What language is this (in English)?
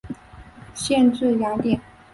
Chinese